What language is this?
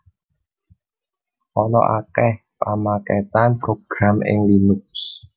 Javanese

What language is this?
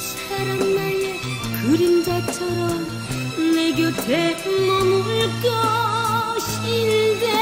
Korean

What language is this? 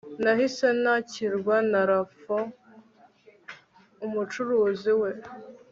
Kinyarwanda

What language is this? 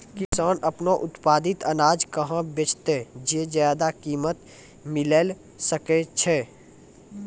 Maithili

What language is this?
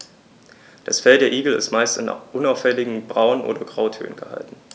German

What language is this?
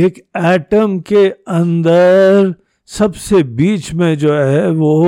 Hindi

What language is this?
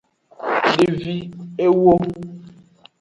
Aja (Benin)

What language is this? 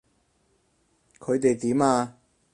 Cantonese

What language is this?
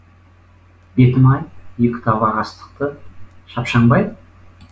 Kazakh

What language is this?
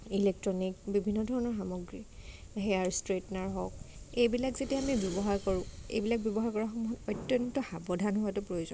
Assamese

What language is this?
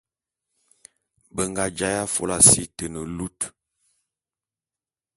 Bulu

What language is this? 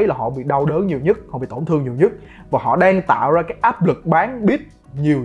Vietnamese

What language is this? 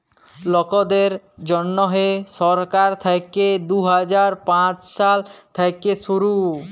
Bangla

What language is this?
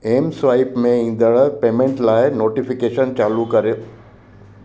Sindhi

